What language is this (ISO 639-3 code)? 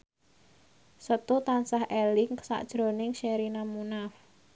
jav